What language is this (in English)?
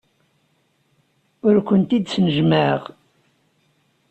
Kabyle